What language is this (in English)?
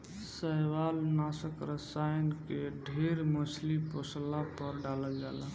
Bhojpuri